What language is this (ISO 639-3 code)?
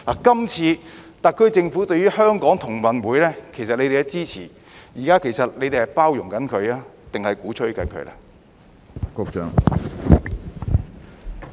yue